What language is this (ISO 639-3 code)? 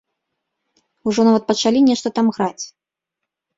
bel